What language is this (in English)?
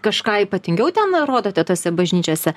Lithuanian